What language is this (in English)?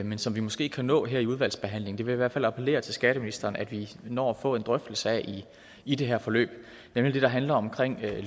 Danish